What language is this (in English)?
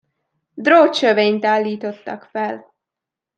Hungarian